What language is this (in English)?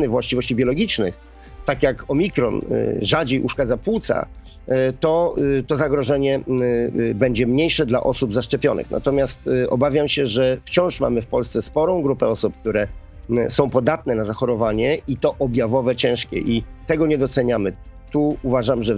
Polish